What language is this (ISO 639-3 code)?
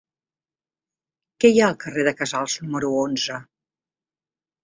cat